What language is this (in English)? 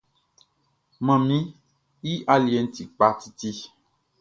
Baoulé